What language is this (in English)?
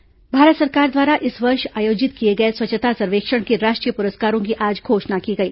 Hindi